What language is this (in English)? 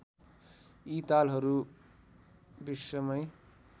Nepali